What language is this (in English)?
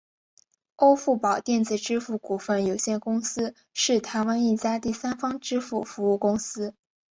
Chinese